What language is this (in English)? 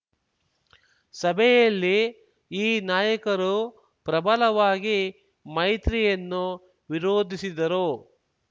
Kannada